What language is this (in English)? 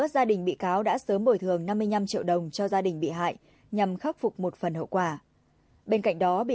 Vietnamese